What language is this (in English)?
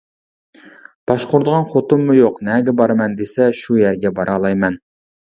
Uyghur